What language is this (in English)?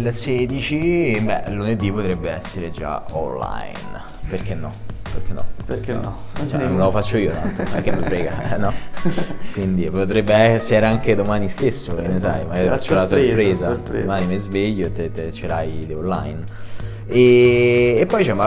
Italian